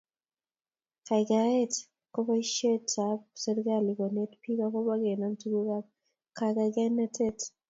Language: Kalenjin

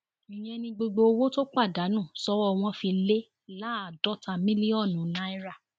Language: Yoruba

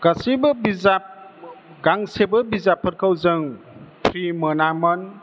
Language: Bodo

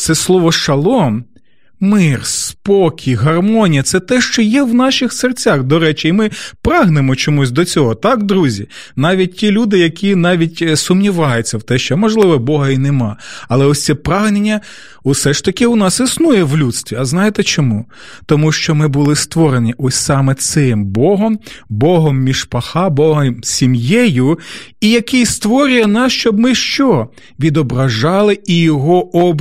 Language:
Ukrainian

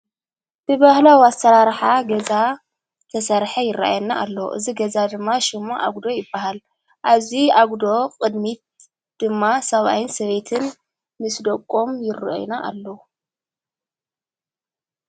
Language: Tigrinya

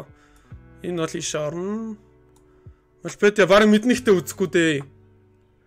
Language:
Turkish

